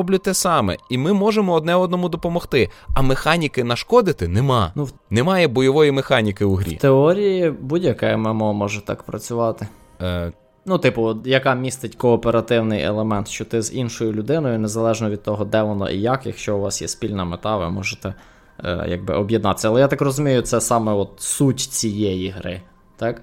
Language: Ukrainian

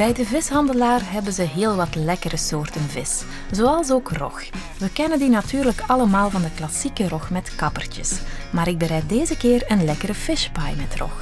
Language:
Dutch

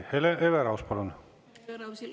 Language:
Estonian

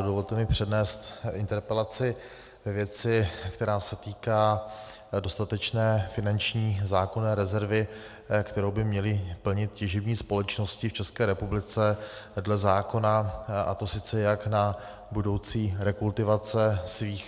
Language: Czech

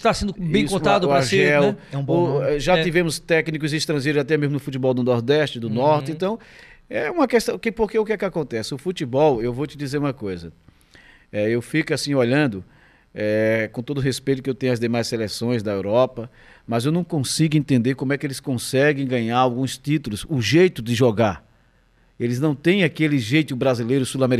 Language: Portuguese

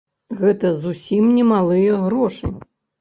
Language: Belarusian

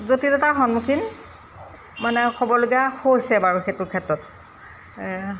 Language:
Assamese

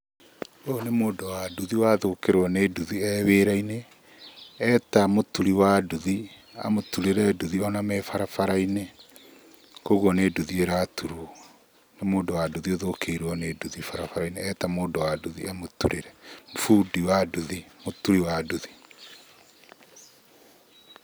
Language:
Kikuyu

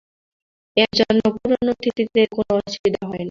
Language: Bangla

